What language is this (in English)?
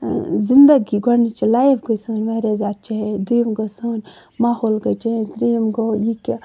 Kashmiri